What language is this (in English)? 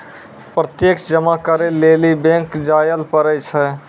Maithili